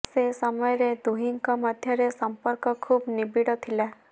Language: Odia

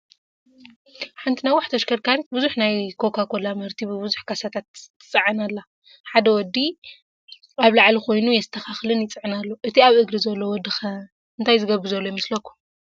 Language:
Tigrinya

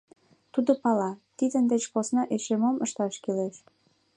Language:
Mari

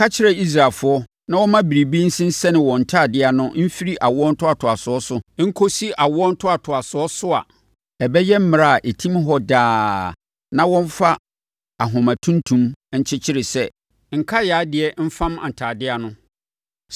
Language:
Akan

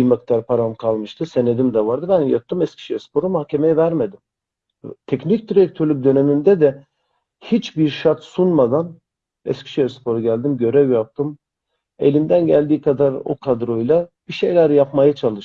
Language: Turkish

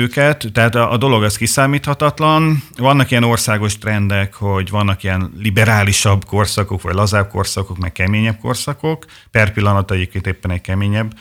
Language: Hungarian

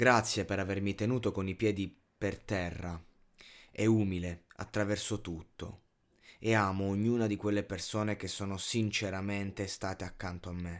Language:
Italian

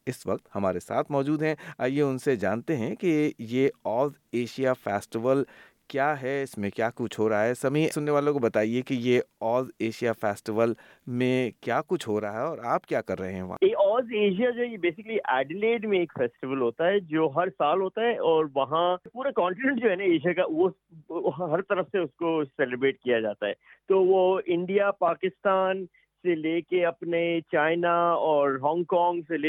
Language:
Urdu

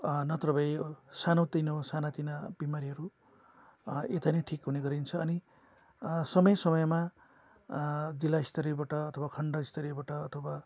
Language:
Nepali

